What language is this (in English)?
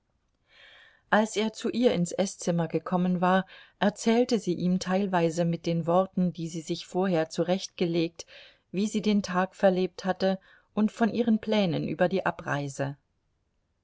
German